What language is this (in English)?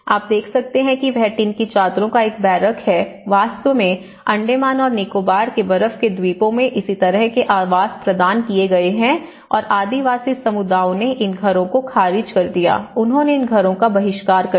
Hindi